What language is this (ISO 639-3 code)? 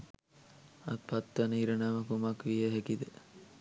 sin